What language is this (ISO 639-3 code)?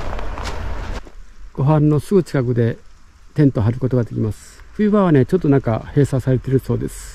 jpn